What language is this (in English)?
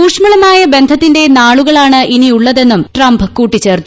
Malayalam